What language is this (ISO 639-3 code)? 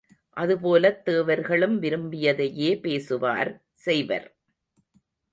tam